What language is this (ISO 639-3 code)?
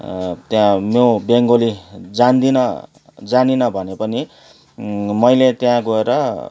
nep